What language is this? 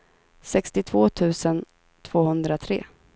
Swedish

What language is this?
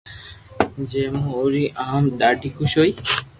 Loarki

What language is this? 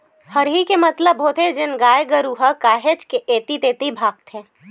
Chhattisgarhi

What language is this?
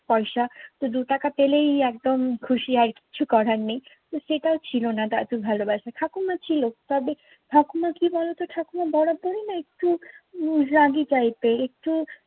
Bangla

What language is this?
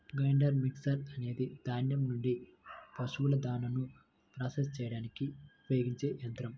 Telugu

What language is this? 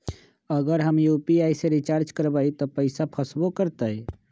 Magahi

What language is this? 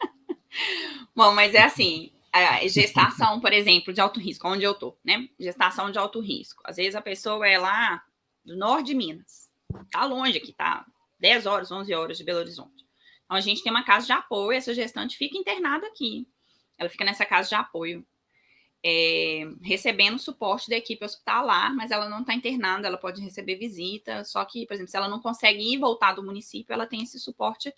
Portuguese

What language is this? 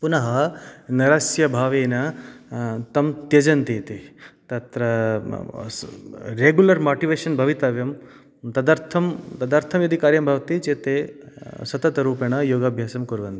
Sanskrit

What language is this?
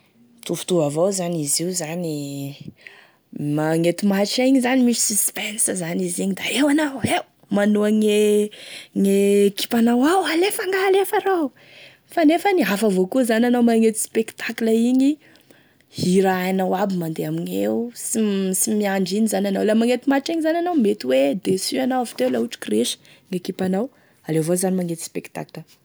Tesaka Malagasy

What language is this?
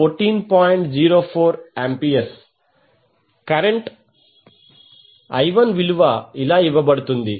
Telugu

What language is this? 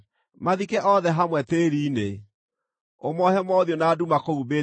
Kikuyu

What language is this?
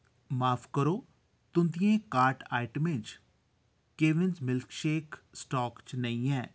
Dogri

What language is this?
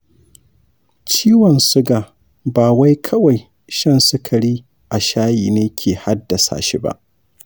Hausa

